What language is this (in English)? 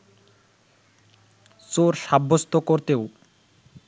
Bangla